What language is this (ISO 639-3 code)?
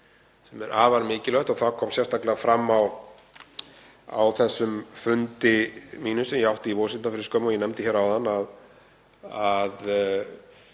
isl